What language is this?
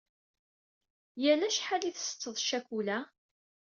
Kabyle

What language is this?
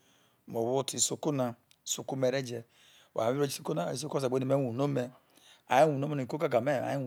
Isoko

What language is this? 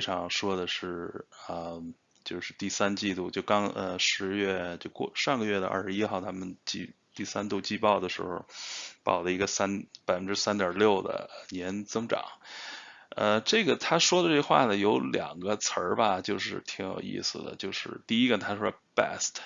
Chinese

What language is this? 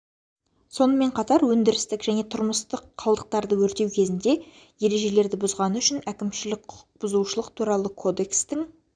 Kazakh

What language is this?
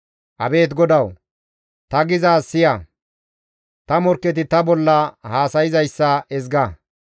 Gamo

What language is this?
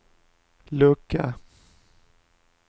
Swedish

